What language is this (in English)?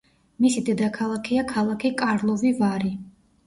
Georgian